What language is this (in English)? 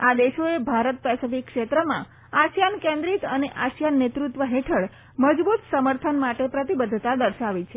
Gujarati